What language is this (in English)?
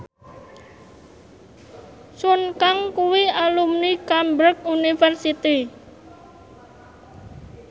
Javanese